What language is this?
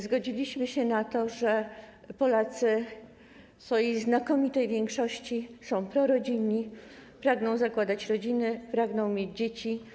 Polish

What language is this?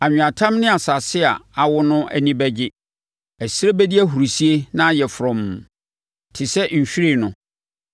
Akan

